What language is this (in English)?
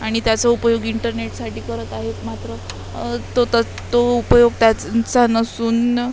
Marathi